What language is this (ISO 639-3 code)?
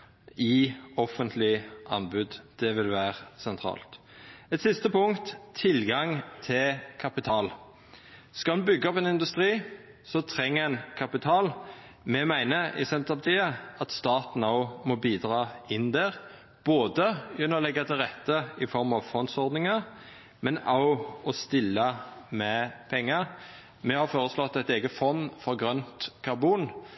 nno